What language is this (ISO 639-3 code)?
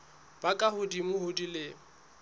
sot